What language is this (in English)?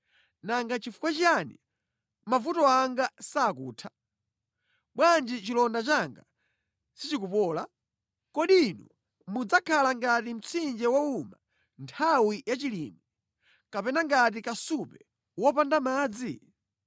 Nyanja